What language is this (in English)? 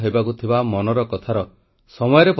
Odia